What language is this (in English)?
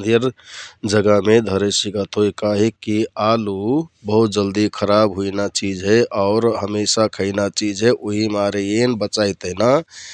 Kathoriya Tharu